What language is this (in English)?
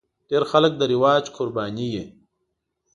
Pashto